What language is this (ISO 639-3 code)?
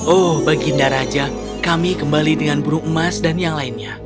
ind